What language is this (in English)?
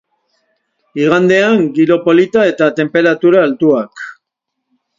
Basque